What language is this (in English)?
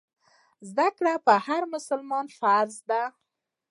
Pashto